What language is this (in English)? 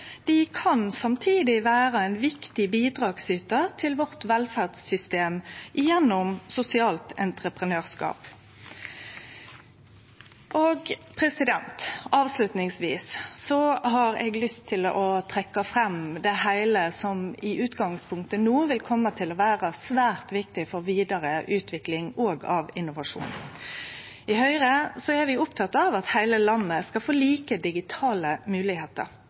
Norwegian Nynorsk